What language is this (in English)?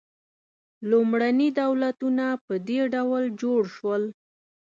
Pashto